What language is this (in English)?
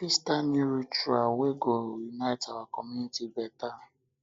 Nigerian Pidgin